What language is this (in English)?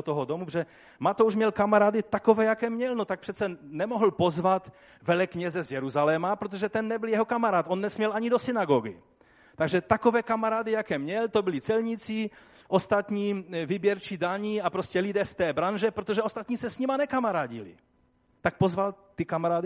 Czech